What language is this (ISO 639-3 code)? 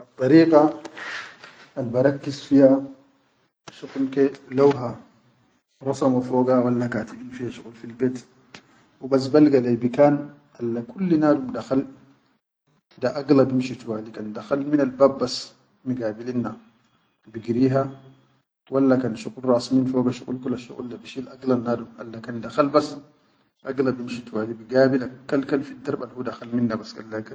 shu